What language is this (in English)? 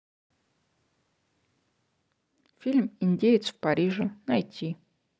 Russian